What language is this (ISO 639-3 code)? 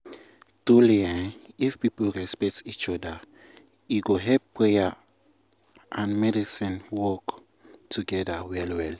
pcm